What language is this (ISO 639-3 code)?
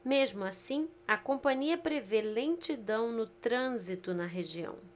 por